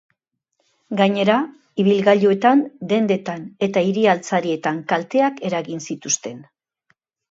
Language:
Basque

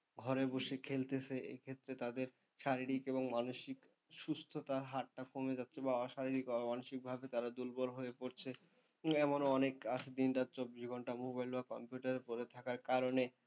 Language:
Bangla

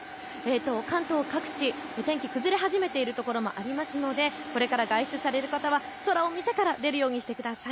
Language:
Japanese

